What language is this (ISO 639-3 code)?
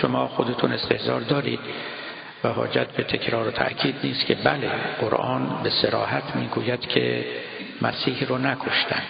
fas